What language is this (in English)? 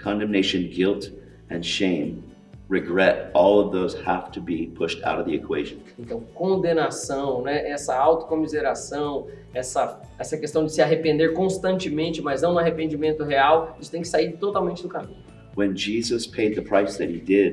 Portuguese